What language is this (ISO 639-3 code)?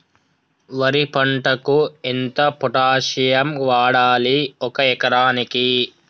tel